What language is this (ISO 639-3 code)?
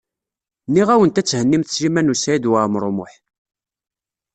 kab